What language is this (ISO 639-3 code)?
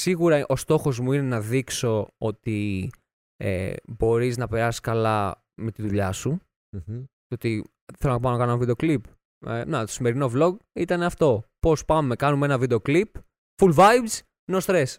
ell